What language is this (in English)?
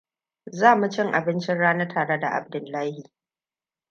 Hausa